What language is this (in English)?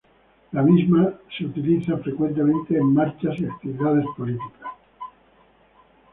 Spanish